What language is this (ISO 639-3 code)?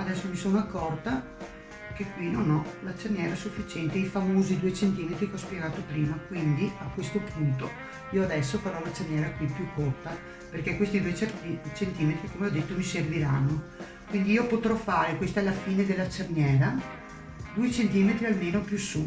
ita